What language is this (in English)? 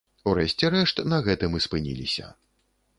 Belarusian